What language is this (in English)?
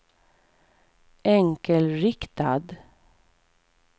Swedish